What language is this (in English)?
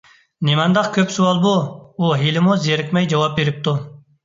Uyghur